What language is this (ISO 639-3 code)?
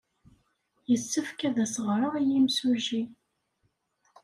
kab